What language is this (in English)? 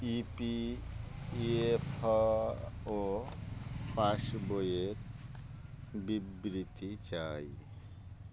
Bangla